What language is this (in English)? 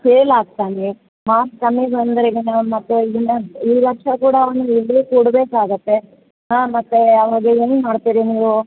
Kannada